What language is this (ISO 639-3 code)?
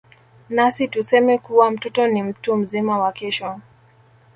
swa